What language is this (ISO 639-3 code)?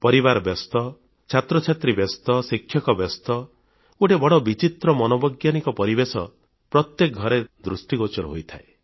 ori